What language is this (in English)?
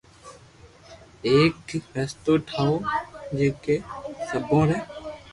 Loarki